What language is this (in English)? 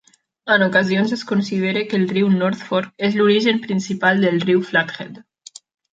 Catalan